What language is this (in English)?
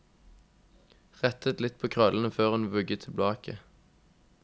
Norwegian